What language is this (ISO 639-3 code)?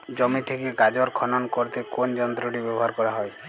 ben